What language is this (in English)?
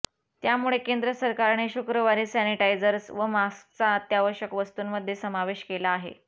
Marathi